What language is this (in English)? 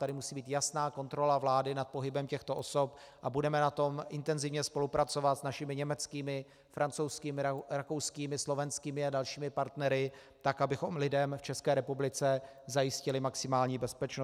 Czech